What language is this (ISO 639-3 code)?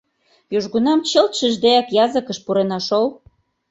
chm